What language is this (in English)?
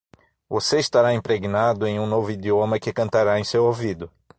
Portuguese